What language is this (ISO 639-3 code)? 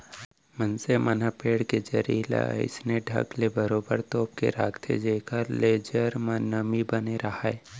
hne